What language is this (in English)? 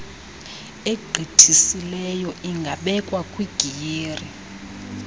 Xhosa